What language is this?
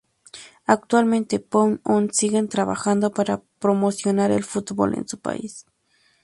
Spanish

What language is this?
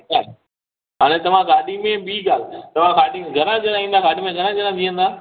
Sindhi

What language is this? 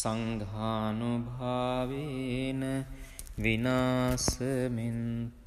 Hindi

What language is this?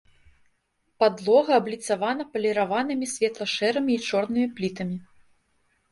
Belarusian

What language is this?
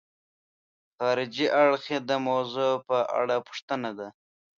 Pashto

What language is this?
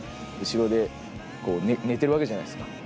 Japanese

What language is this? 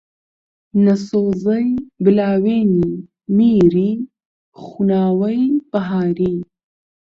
Central Kurdish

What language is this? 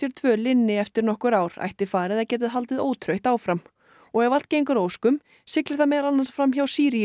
Icelandic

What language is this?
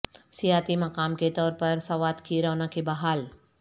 Urdu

